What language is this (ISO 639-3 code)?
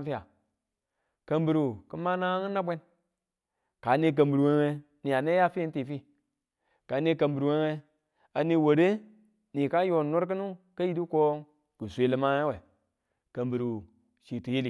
tul